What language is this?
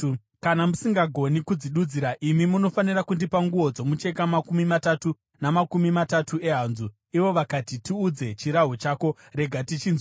Shona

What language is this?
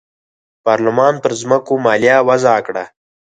Pashto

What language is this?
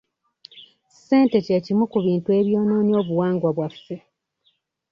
Ganda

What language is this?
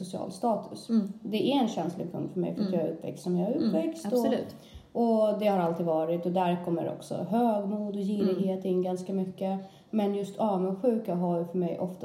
Swedish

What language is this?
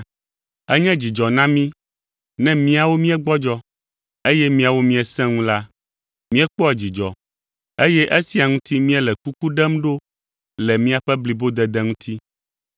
Ewe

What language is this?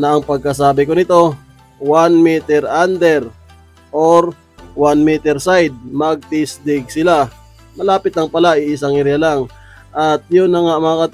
Filipino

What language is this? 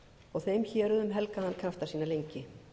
Icelandic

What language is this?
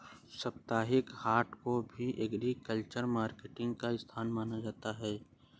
Hindi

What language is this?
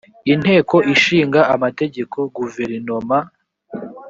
Kinyarwanda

